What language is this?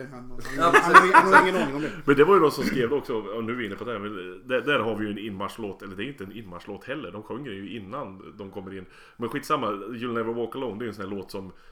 Swedish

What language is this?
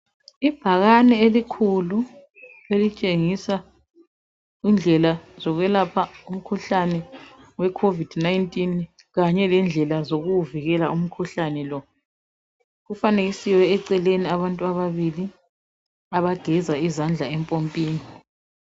North Ndebele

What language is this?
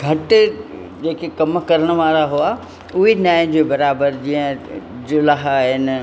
Sindhi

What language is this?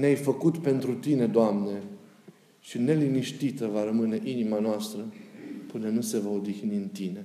Romanian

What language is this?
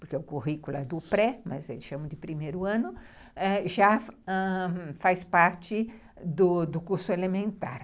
Portuguese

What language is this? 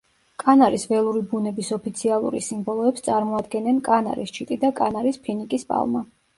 Georgian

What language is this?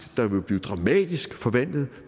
Danish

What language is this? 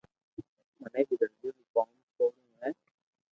Loarki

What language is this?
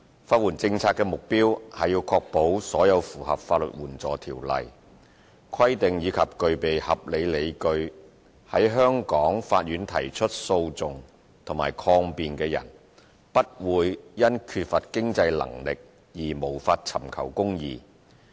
Cantonese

